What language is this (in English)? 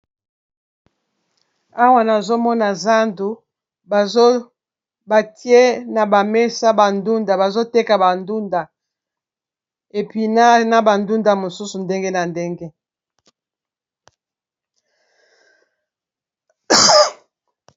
Lingala